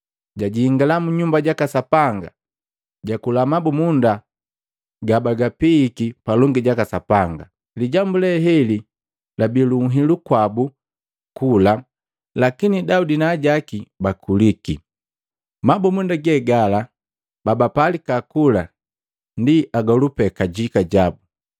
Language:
Matengo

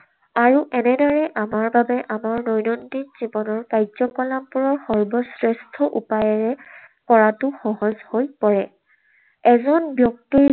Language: Assamese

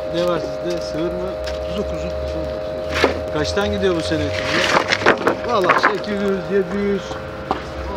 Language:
Turkish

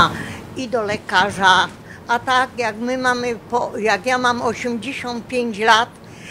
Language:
Polish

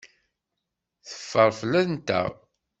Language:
Kabyle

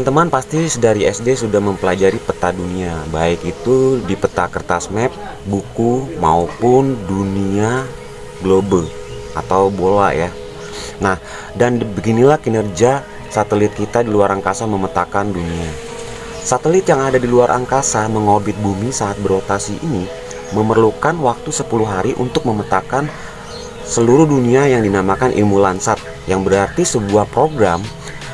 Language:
Indonesian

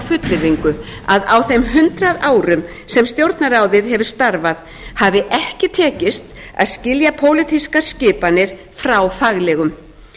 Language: Icelandic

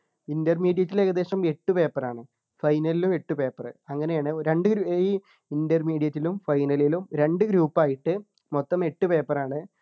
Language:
Malayalam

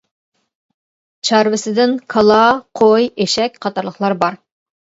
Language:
Uyghur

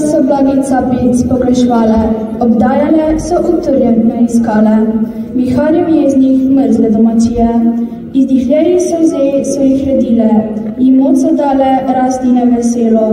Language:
Romanian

